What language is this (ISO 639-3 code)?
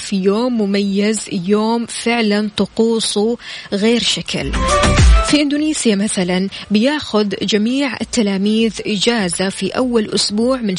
ara